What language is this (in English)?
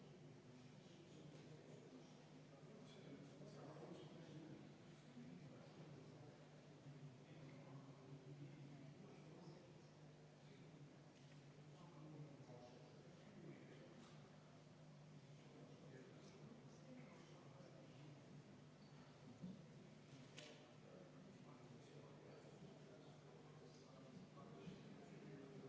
Estonian